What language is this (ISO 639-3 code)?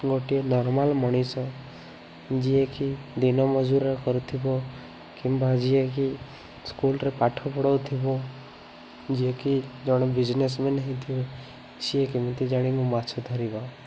ori